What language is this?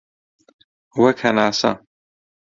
Central Kurdish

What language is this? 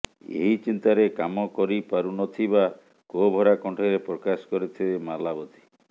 Odia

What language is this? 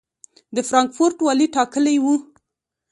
Pashto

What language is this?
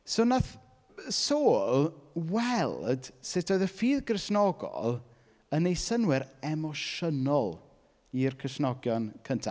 Welsh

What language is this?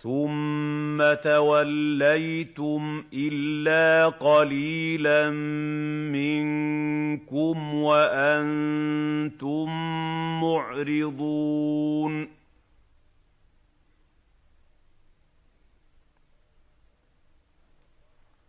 Arabic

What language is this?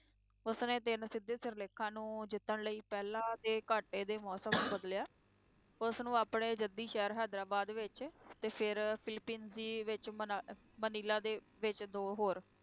Punjabi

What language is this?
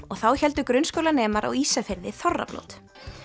Icelandic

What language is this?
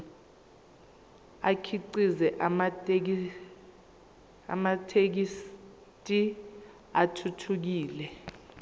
Zulu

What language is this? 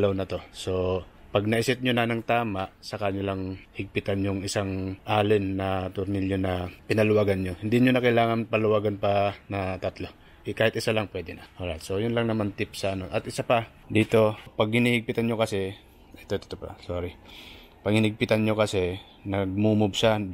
Filipino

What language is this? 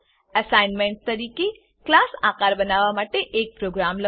Gujarati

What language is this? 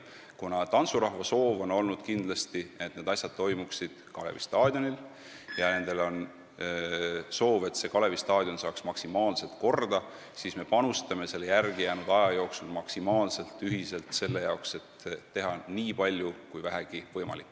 Estonian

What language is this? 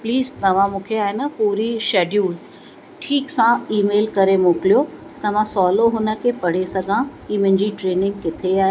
Sindhi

